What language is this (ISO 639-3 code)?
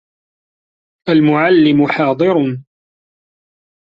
ara